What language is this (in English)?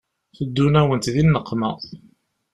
Kabyle